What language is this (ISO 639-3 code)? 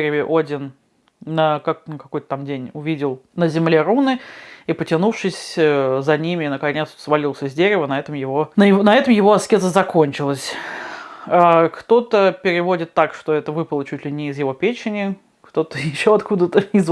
rus